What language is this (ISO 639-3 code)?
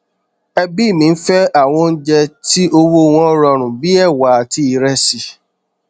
yor